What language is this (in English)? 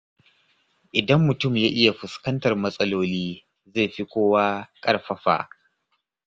Hausa